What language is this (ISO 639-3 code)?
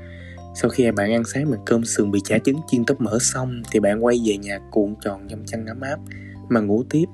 vie